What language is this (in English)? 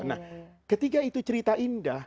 Indonesian